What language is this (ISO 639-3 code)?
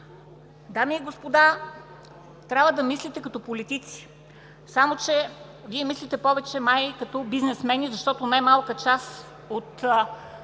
bul